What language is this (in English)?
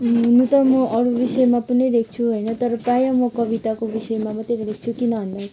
Nepali